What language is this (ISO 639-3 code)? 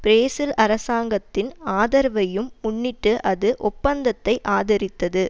tam